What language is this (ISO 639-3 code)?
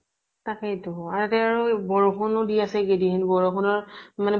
asm